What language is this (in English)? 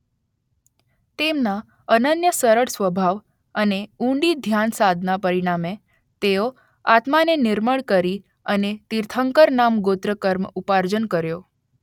Gujarati